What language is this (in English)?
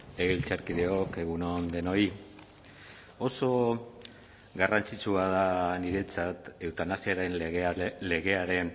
Basque